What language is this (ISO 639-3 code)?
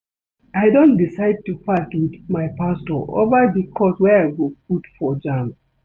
pcm